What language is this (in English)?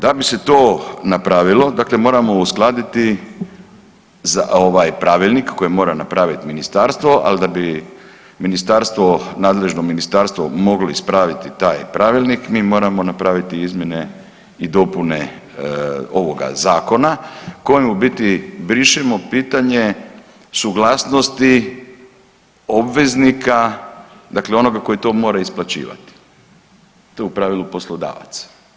Croatian